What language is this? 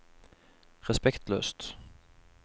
Norwegian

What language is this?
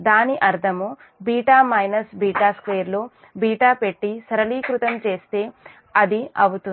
Telugu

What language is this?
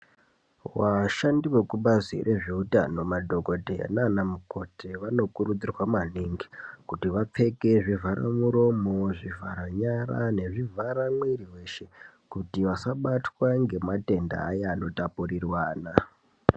Ndau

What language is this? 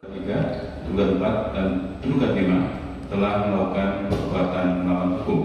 Indonesian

